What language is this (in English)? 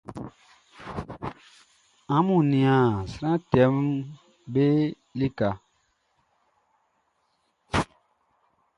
Baoulé